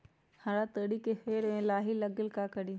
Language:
Magahi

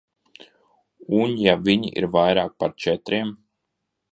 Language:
Latvian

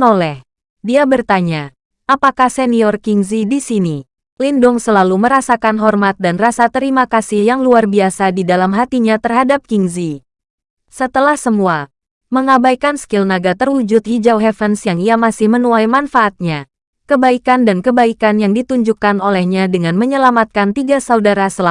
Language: Indonesian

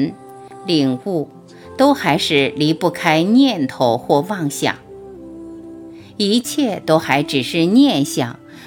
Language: Chinese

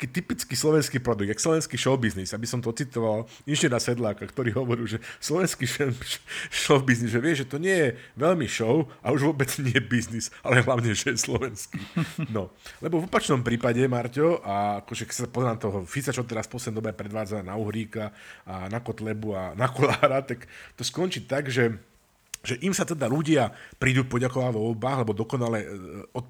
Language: Slovak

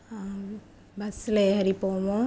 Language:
Tamil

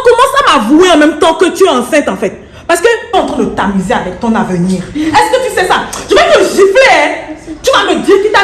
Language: French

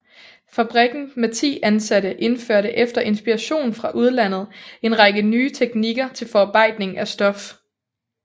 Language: Danish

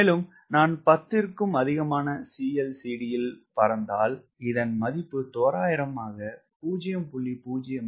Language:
Tamil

